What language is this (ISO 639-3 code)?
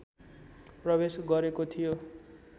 nep